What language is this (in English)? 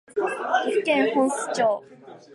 Japanese